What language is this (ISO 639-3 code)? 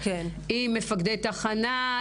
heb